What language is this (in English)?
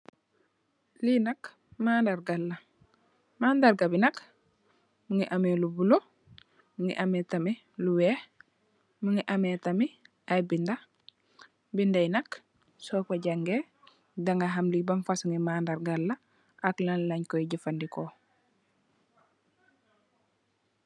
Wolof